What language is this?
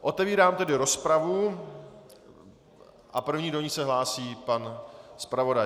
Czech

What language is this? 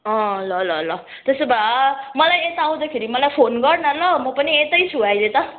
Nepali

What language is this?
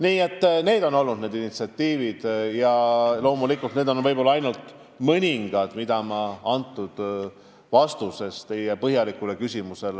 Estonian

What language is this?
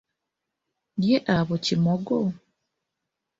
Ganda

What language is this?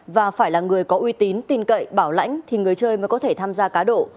Vietnamese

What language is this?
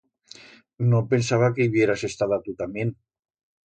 Aragonese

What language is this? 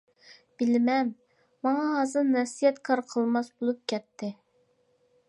Uyghur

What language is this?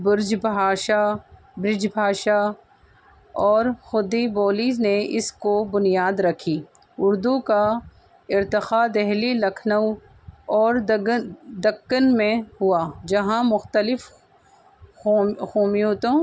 Urdu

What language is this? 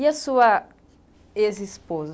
Portuguese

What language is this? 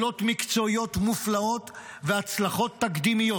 Hebrew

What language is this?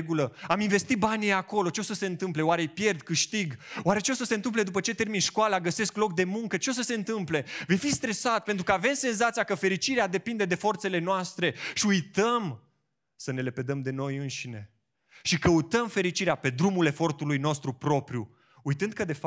Romanian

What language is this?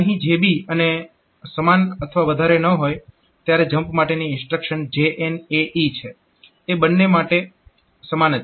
Gujarati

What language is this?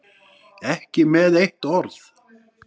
Icelandic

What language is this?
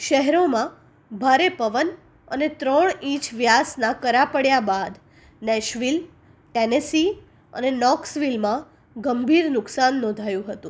Gujarati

